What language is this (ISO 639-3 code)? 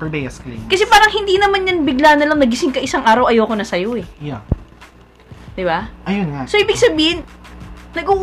fil